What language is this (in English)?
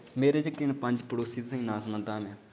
Dogri